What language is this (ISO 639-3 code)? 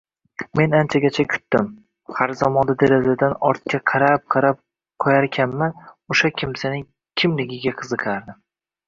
uzb